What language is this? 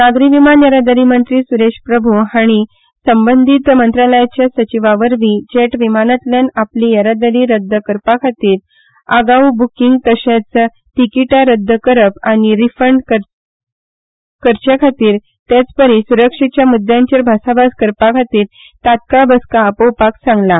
Konkani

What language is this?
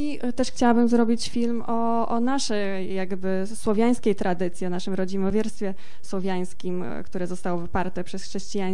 Polish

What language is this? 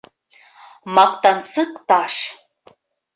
Bashkir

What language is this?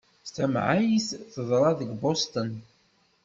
Kabyle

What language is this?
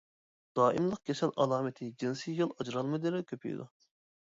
Uyghur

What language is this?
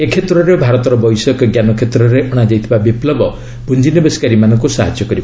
Odia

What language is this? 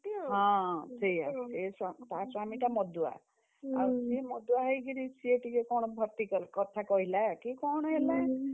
Odia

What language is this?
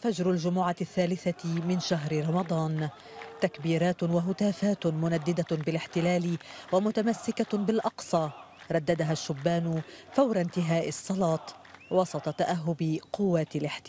Arabic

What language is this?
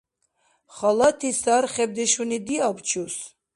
Dargwa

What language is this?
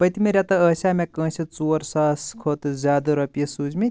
Kashmiri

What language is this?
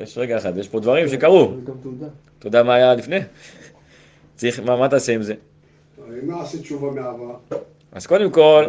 Hebrew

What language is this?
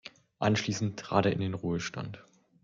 German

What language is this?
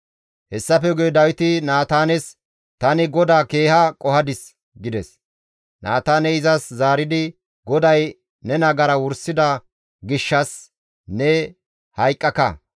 Gamo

